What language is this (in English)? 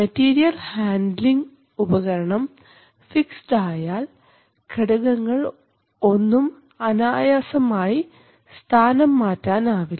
Malayalam